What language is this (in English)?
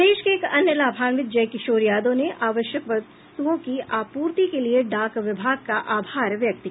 Hindi